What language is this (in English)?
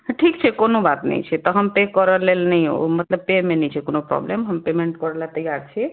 Maithili